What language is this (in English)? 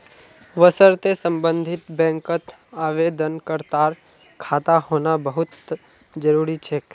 Magahi